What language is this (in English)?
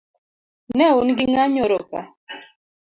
Luo (Kenya and Tanzania)